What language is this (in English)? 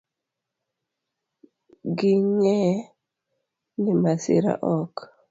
Luo (Kenya and Tanzania)